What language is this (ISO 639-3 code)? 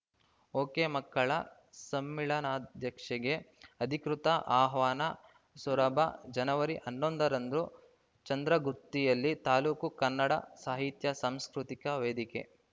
kan